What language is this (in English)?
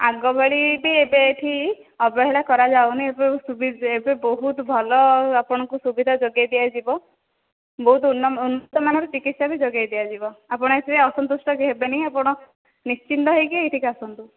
Odia